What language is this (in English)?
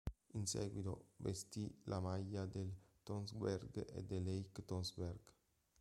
Italian